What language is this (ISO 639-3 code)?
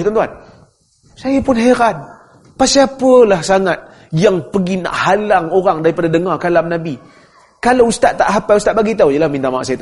msa